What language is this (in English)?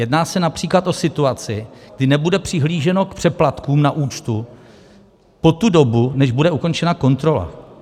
Czech